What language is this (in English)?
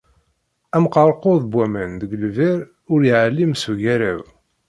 Kabyle